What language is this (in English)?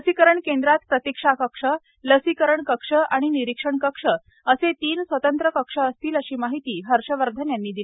Marathi